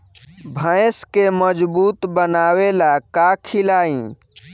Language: Bhojpuri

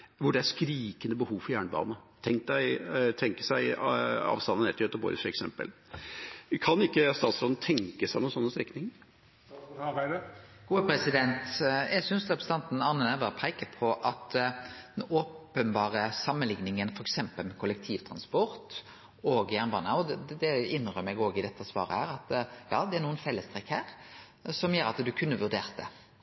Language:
Norwegian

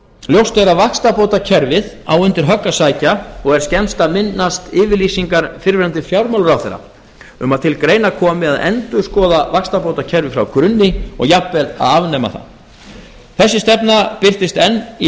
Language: Icelandic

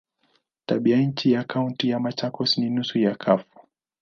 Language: Swahili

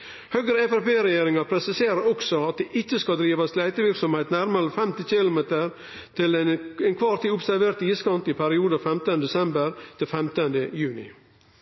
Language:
Norwegian Nynorsk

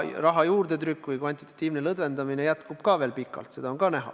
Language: Estonian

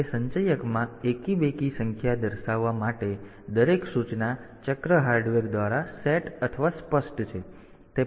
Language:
Gujarati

